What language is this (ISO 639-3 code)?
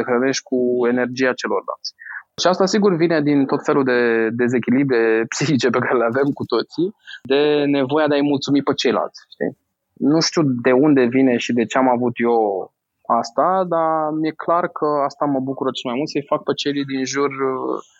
ron